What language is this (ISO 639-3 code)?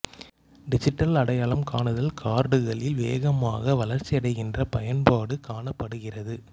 tam